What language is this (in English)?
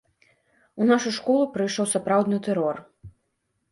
Belarusian